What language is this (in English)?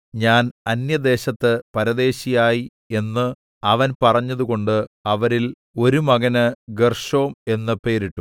Malayalam